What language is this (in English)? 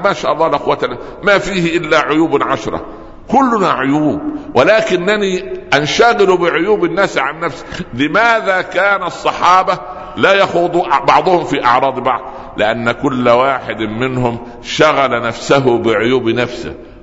Arabic